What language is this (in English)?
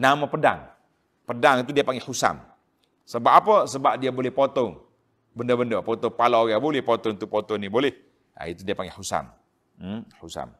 Malay